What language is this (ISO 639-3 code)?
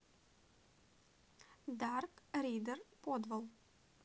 rus